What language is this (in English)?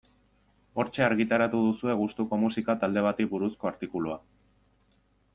Basque